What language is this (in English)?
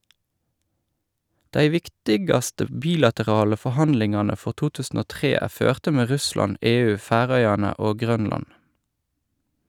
Norwegian